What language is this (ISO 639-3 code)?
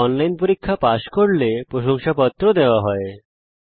ben